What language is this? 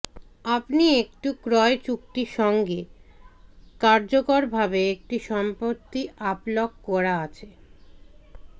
Bangla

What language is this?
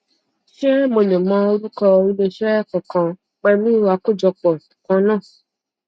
Yoruba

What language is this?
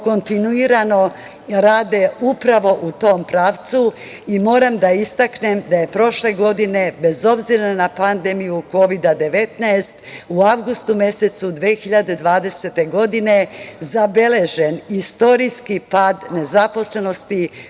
Serbian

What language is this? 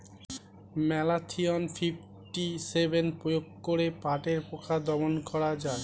Bangla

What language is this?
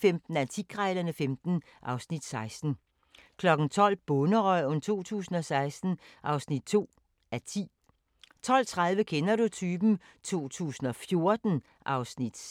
Danish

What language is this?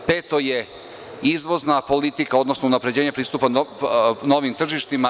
Serbian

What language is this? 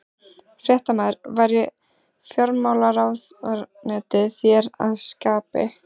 Icelandic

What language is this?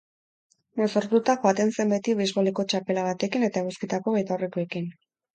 Basque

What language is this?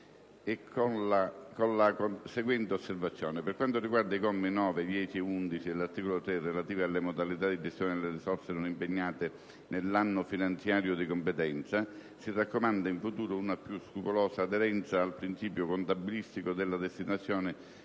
Italian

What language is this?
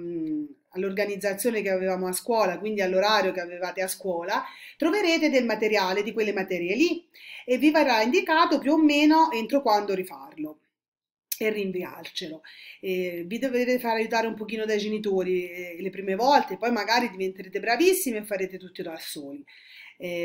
Italian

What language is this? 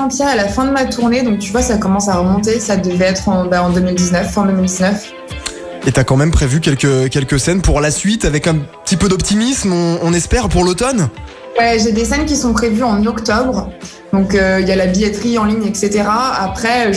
French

